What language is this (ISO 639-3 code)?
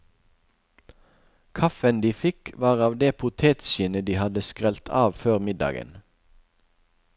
nor